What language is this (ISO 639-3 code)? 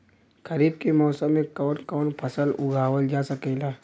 bho